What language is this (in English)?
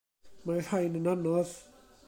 Welsh